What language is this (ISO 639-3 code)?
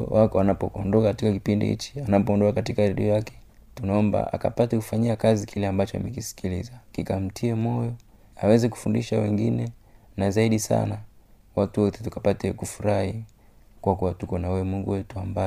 swa